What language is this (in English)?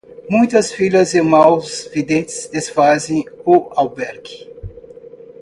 Portuguese